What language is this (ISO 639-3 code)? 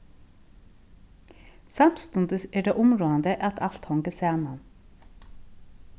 fao